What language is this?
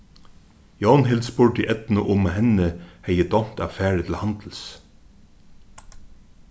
Faroese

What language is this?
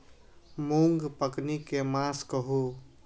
Maithili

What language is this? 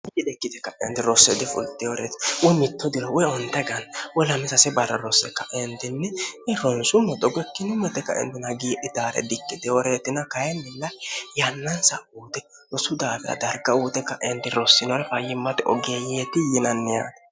Sidamo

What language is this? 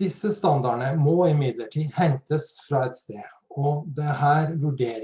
Norwegian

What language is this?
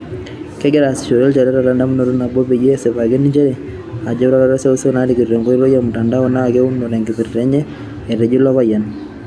Masai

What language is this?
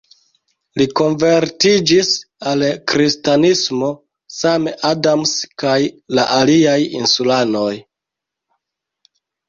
Esperanto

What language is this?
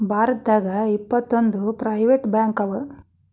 Kannada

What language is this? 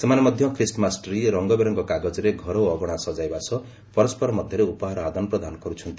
Odia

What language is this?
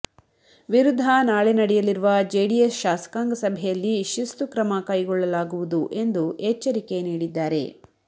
Kannada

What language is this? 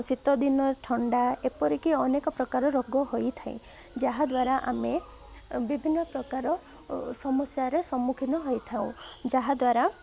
Odia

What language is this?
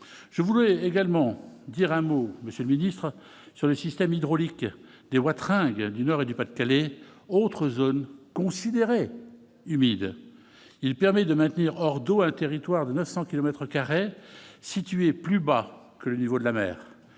French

